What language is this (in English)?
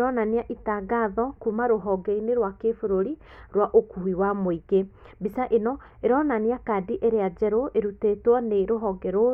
Kikuyu